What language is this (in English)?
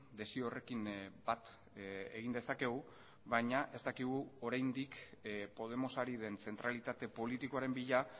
Basque